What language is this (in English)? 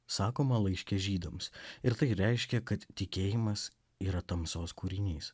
Lithuanian